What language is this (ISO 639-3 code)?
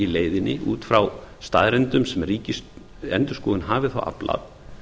isl